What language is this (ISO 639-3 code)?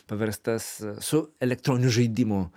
lit